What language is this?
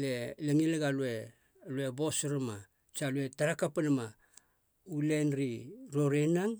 Halia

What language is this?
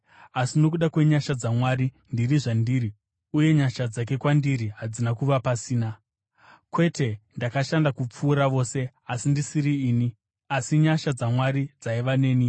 Shona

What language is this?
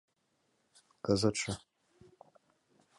Mari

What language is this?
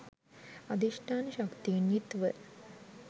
Sinhala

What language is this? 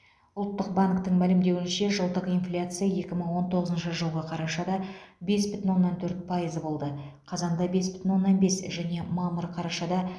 Kazakh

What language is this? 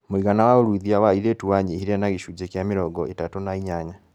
Kikuyu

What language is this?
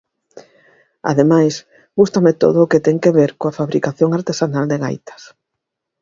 Galician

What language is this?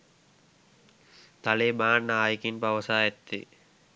Sinhala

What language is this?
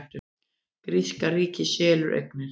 Icelandic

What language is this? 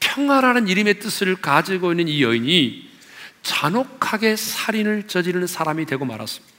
Korean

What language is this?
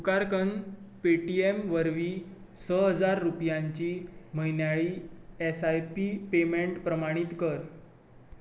Konkani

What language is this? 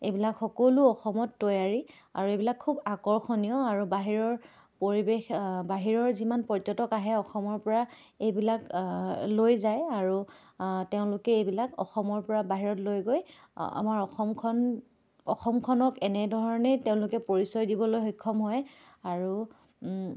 Assamese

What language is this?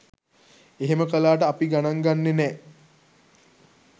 Sinhala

